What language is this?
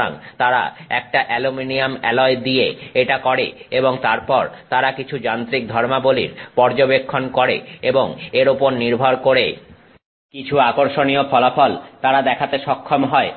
Bangla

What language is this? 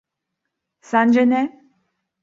Turkish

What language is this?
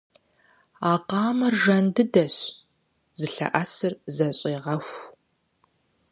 Kabardian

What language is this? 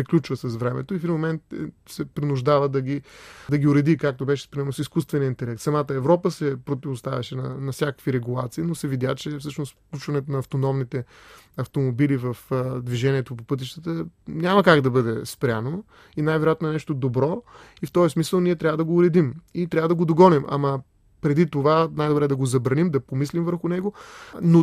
Bulgarian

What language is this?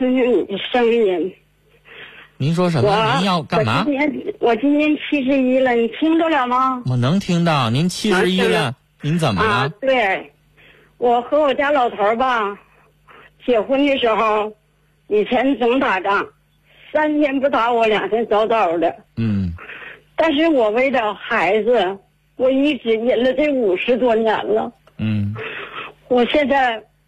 Chinese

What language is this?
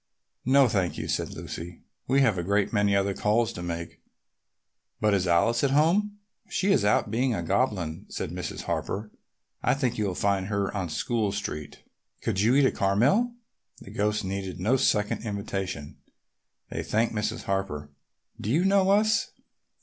English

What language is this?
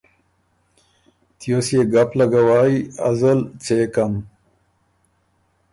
Ormuri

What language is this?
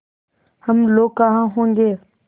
Hindi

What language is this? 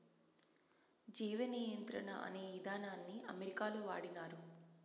Telugu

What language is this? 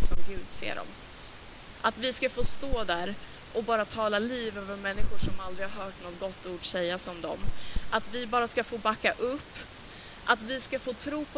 Swedish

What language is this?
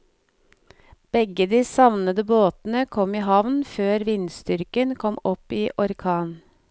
Norwegian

